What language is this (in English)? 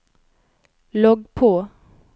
Norwegian